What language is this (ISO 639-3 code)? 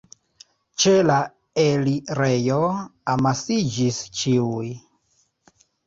epo